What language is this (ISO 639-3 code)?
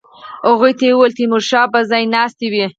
pus